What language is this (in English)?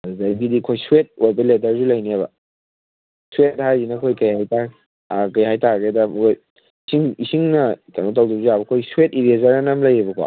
Manipuri